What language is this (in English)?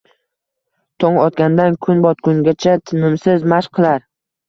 Uzbek